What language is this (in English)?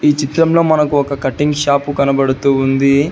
Telugu